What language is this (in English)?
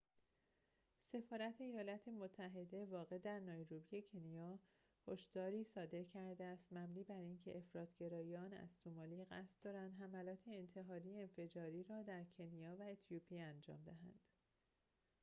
Persian